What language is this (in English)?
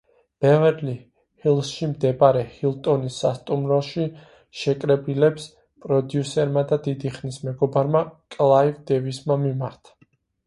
Georgian